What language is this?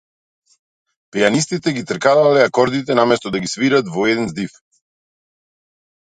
Macedonian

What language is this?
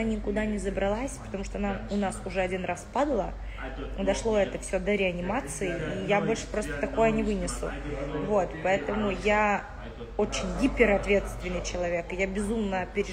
Russian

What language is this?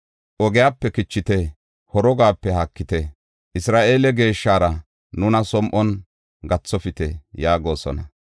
Gofa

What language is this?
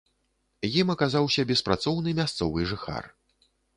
Belarusian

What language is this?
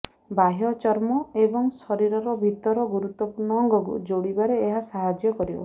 Odia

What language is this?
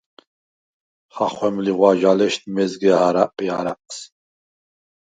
Svan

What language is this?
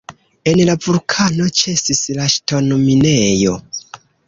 Esperanto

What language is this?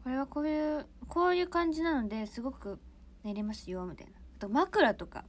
Japanese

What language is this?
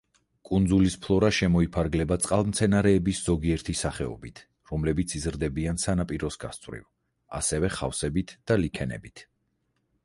Georgian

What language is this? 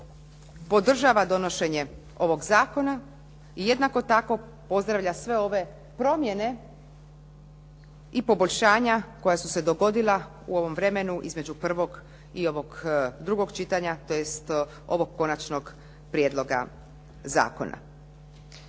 Croatian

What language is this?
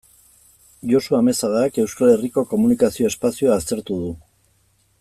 Basque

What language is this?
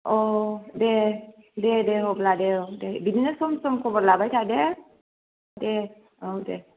Bodo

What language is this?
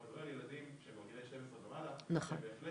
Hebrew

